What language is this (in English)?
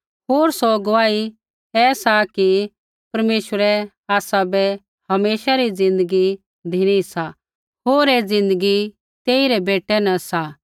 Kullu Pahari